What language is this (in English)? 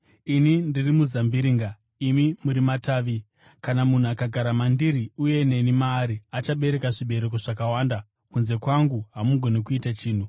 Shona